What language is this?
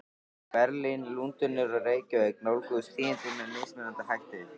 Icelandic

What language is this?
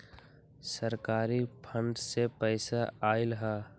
Magahi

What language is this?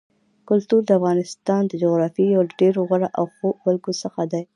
Pashto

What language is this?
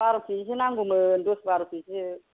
Bodo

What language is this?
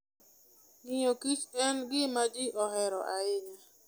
Luo (Kenya and Tanzania)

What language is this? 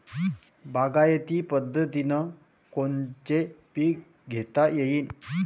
Marathi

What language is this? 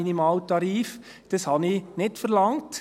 Swiss German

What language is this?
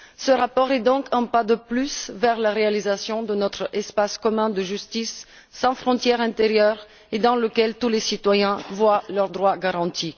French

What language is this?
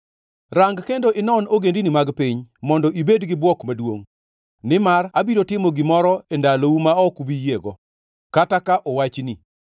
Luo (Kenya and Tanzania)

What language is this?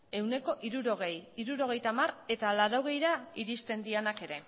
Basque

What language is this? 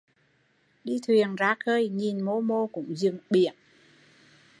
Vietnamese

